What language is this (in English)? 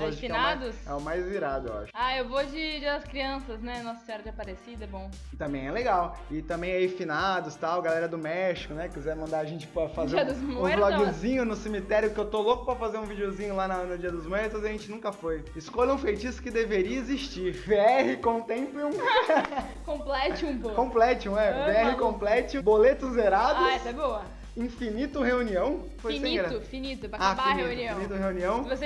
Portuguese